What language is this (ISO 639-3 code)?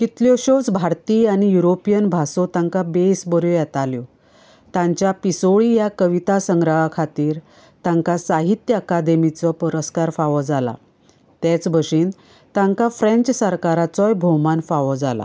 kok